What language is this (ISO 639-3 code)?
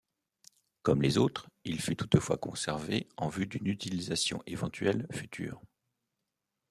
fra